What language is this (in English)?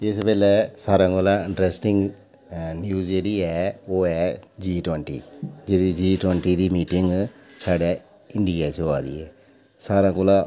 Dogri